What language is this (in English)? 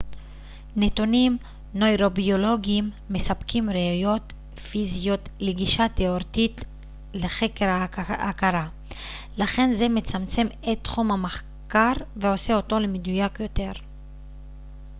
Hebrew